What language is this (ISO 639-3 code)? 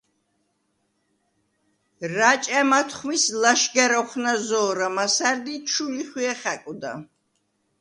sva